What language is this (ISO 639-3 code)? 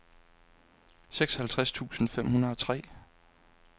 dan